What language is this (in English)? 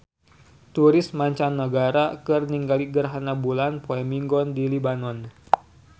Sundanese